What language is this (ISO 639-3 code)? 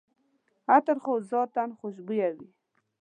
pus